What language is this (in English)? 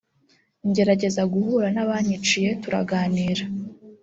Kinyarwanda